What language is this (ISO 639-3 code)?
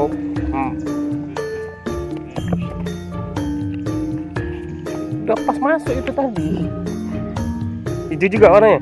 ind